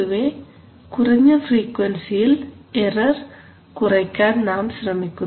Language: Malayalam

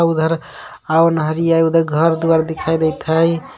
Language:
Magahi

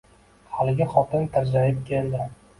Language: Uzbek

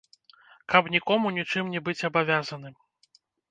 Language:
Belarusian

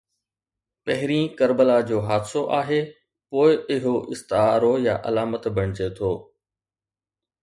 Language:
Sindhi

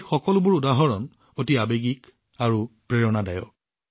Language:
Assamese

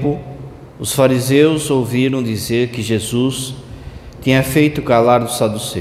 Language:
Portuguese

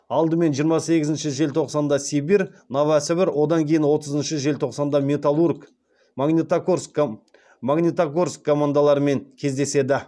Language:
Kazakh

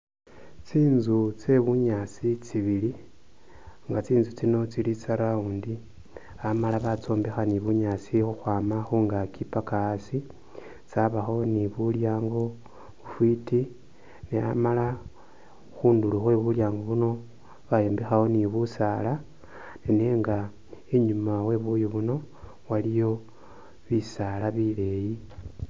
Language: Masaaba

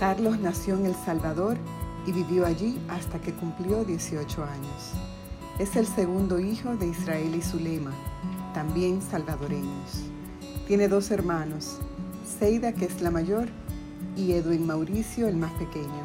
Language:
Spanish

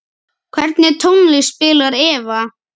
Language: Icelandic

